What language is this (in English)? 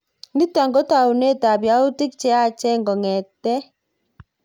Kalenjin